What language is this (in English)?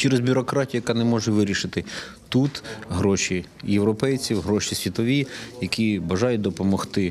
Ukrainian